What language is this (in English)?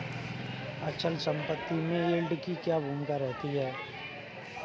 Hindi